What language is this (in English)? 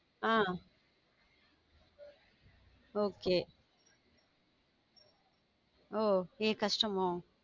Tamil